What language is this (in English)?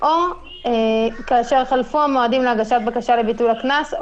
Hebrew